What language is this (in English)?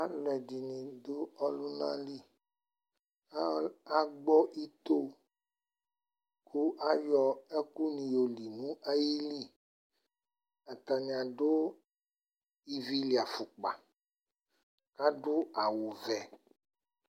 Ikposo